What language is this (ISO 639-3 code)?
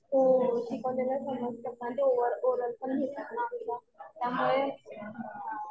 mar